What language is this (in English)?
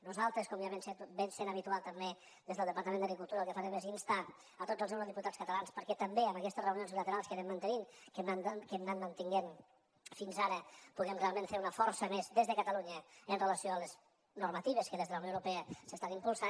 Catalan